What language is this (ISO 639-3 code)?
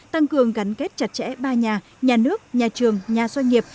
vie